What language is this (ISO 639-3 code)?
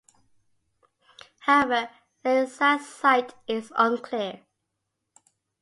eng